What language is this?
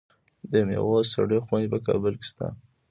Pashto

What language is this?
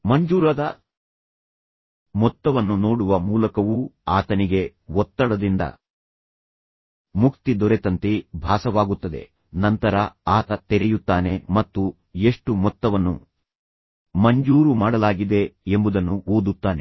Kannada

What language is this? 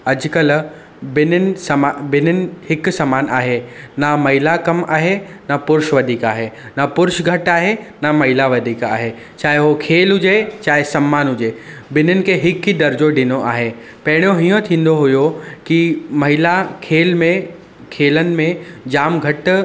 Sindhi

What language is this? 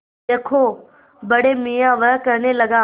Hindi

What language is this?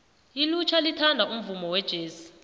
South Ndebele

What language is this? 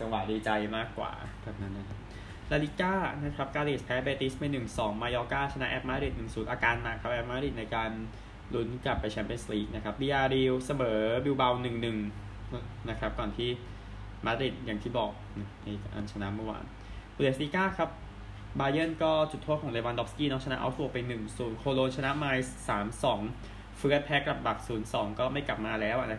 Thai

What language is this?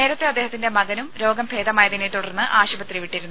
Malayalam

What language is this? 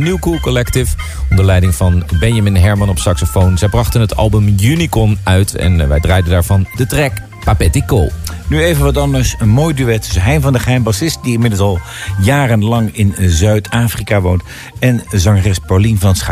Dutch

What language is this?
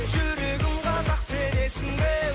Kazakh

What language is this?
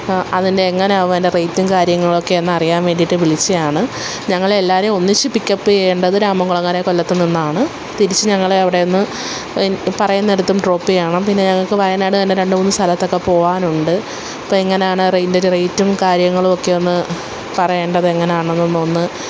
Malayalam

